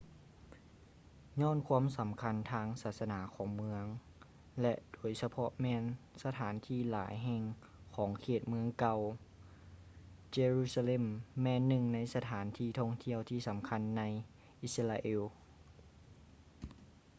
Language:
Lao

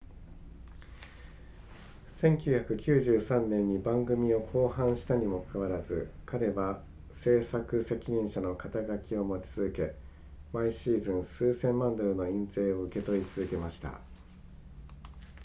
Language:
Japanese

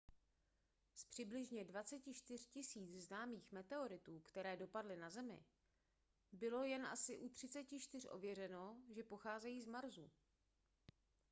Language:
Czech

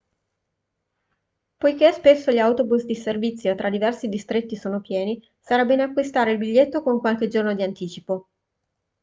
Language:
Italian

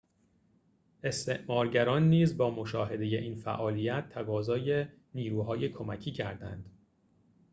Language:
Persian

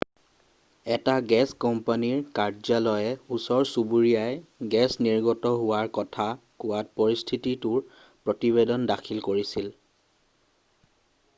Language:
Assamese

